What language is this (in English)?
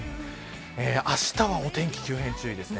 Japanese